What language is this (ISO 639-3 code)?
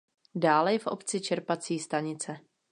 ces